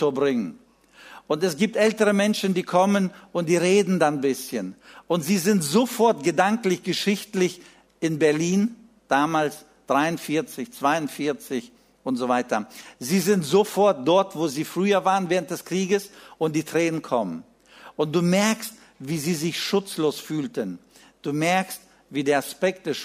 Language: German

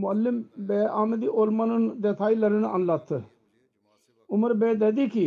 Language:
Turkish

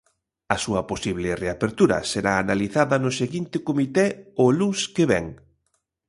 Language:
Galician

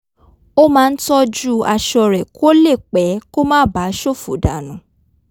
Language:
Yoruba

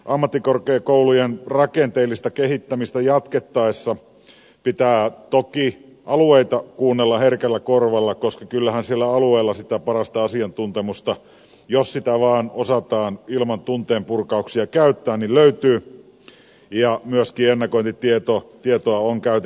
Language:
Finnish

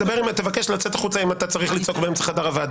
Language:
Hebrew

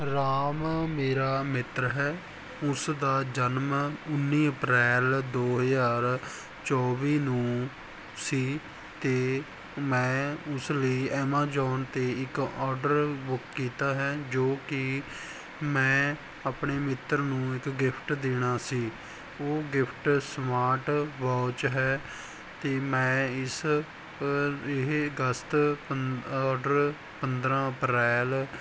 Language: Punjabi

